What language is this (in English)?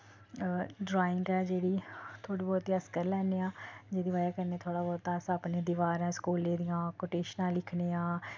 Dogri